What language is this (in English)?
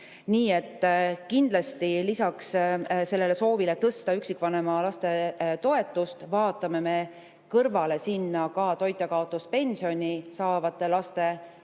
Estonian